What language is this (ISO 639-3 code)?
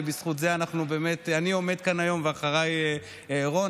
heb